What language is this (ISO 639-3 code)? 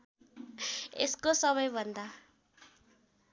nep